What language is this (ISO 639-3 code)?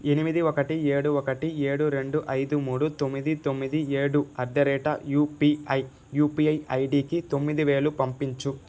tel